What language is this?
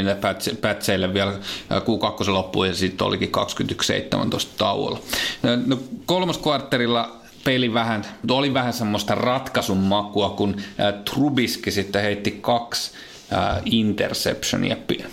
Finnish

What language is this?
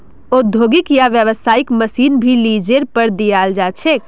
Magahi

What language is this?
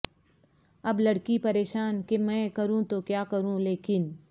Urdu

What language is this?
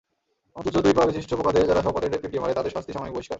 Bangla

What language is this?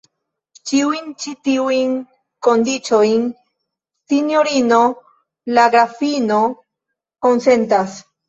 Esperanto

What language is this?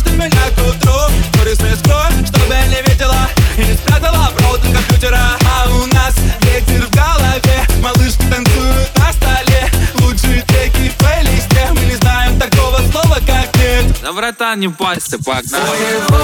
Ukrainian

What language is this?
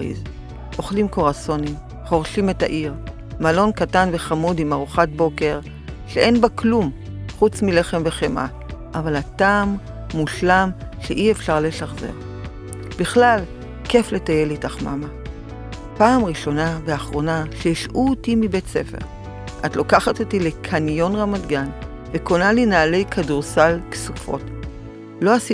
Hebrew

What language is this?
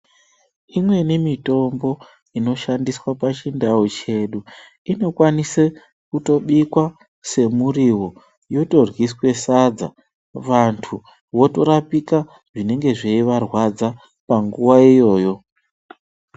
Ndau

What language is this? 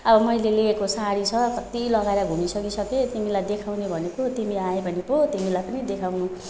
Nepali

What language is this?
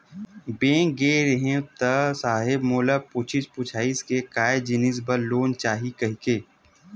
Chhattisgarhi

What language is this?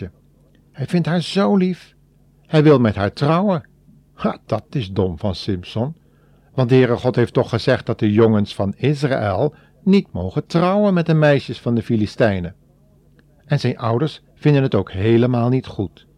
Dutch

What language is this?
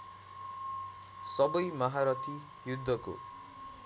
Nepali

